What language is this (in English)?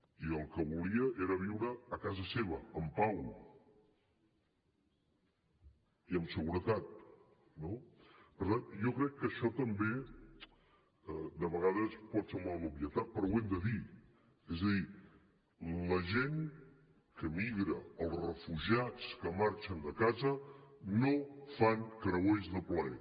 Catalan